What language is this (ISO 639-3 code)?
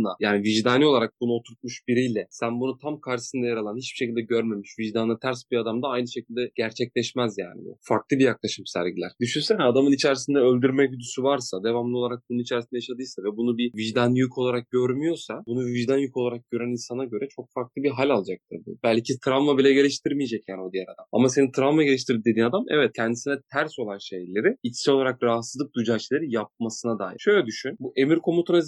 tur